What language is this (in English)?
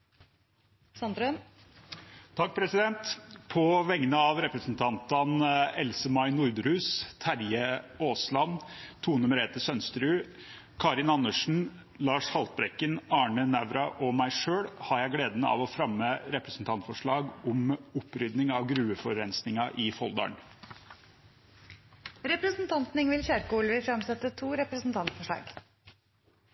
Norwegian